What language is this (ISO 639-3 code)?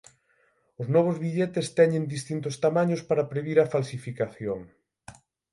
glg